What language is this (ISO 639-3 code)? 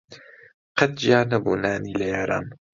ckb